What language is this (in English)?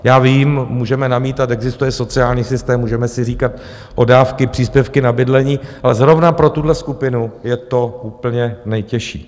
Czech